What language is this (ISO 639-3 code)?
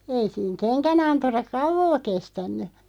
fin